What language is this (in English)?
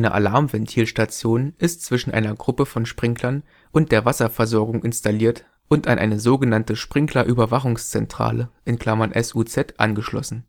German